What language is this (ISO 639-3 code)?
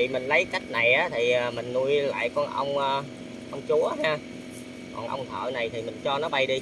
vie